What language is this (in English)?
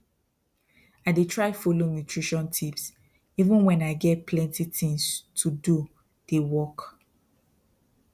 Nigerian Pidgin